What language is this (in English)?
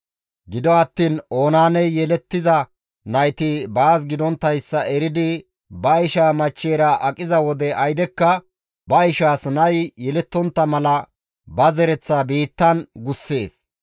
Gamo